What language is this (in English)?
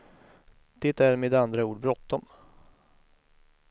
Swedish